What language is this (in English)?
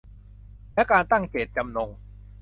Thai